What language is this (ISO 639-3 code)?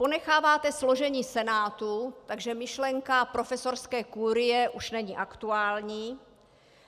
ces